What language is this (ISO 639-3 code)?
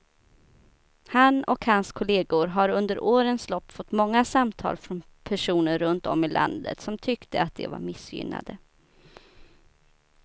swe